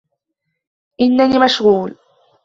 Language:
Arabic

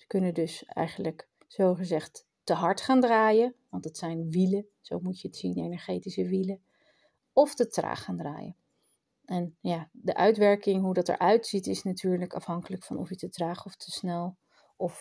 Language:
Dutch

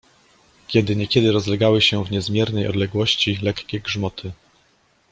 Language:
Polish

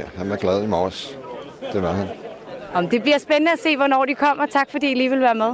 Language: Danish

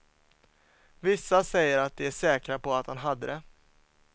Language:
Swedish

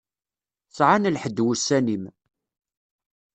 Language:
Kabyle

